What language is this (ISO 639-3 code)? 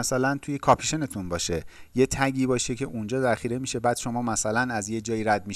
fas